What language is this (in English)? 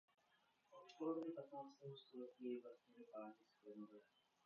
Czech